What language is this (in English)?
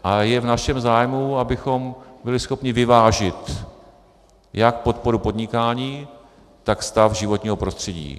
Czech